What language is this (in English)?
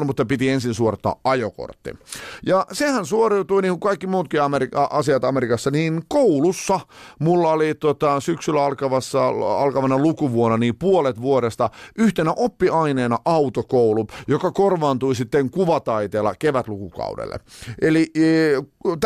Finnish